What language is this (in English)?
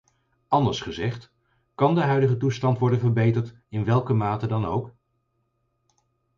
Dutch